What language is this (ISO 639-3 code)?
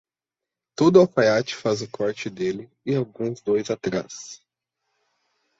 por